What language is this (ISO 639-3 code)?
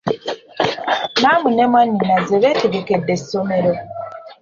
lug